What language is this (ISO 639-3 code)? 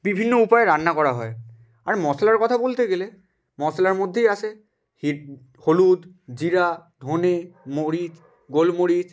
ben